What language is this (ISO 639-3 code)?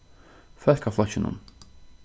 fao